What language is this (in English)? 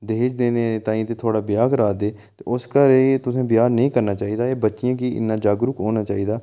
Dogri